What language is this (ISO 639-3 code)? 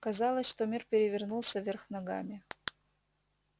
rus